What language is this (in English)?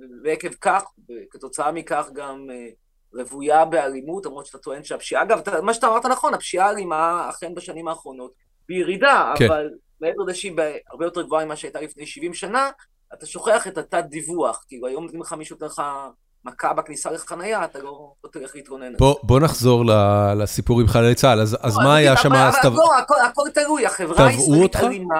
Hebrew